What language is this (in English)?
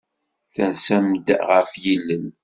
Kabyle